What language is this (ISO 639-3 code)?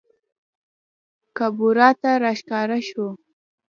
pus